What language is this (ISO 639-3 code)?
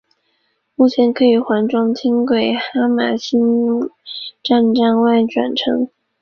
zho